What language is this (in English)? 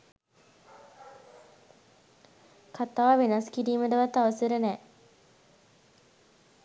Sinhala